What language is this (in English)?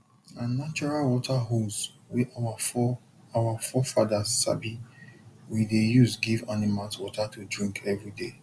Nigerian Pidgin